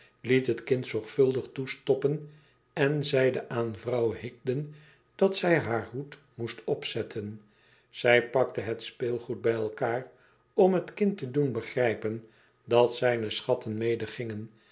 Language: Dutch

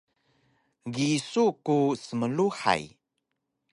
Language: Taroko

